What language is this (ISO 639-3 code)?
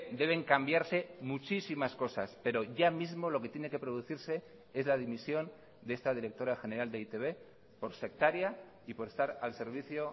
spa